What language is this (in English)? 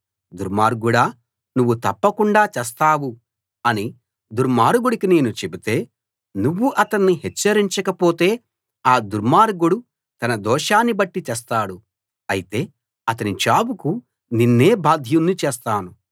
Telugu